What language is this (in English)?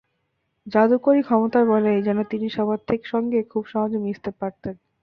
Bangla